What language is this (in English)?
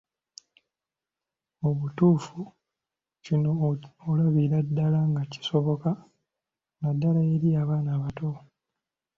Ganda